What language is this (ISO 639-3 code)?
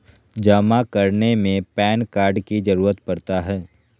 mag